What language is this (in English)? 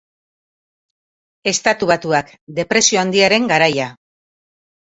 Basque